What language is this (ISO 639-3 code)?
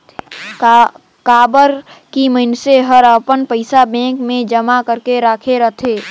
hne